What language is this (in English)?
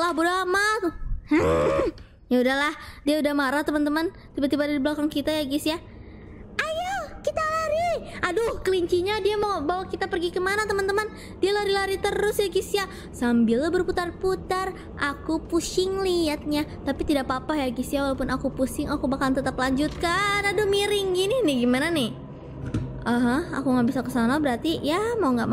Indonesian